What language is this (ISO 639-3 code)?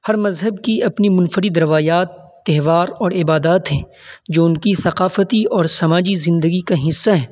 urd